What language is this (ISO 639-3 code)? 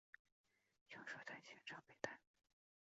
zho